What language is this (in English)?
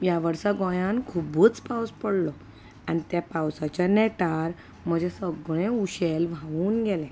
Konkani